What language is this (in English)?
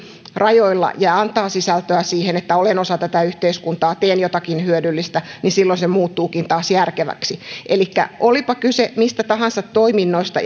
Finnish